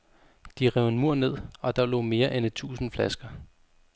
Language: Danish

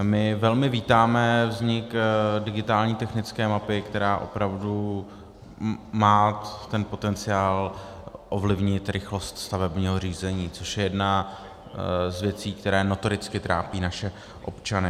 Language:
Czech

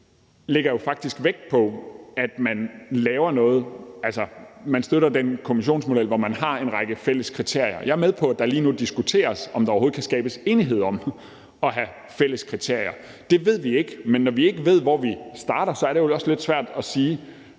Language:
Danish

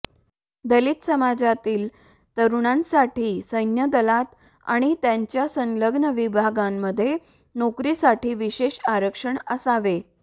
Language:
Marathi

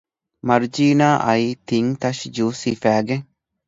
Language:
Divehi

